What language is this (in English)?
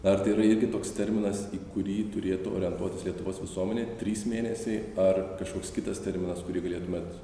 Lithuanian